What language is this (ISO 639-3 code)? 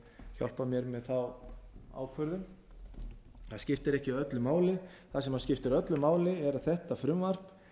isl